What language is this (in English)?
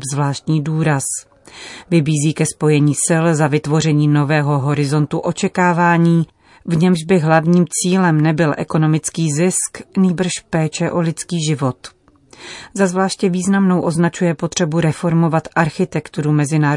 Czech